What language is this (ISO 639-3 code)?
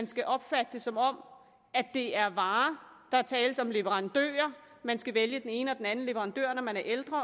dan